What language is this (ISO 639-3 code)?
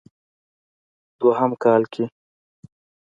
pus